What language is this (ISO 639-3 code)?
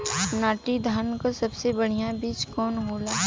bho